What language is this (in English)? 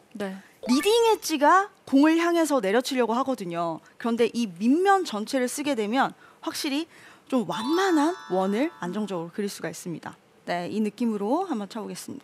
Korean